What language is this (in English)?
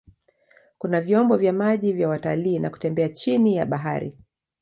Swahili